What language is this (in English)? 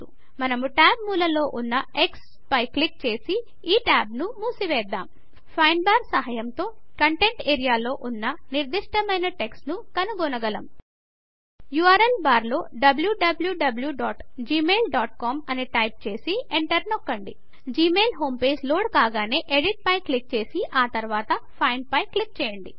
Telugu